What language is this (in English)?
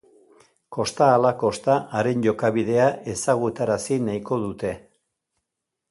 Basque